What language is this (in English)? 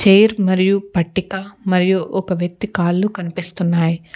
Telugu